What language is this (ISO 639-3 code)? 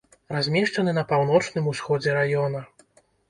bel